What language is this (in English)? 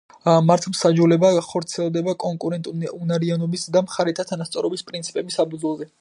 Georgian